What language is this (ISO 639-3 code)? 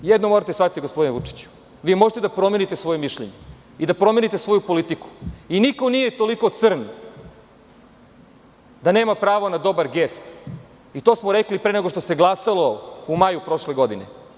srp